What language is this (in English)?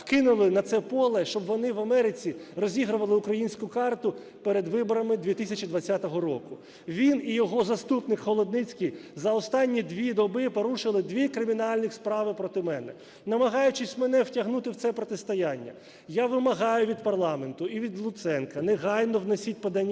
Ukrainian